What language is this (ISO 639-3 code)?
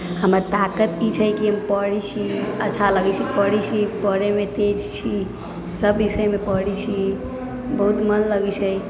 mai